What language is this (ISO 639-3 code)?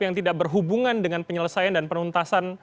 ind